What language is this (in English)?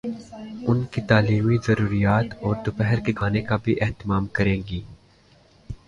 Urdu